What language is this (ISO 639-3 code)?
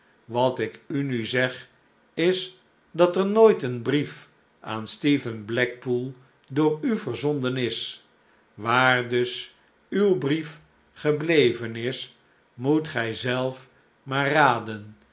nld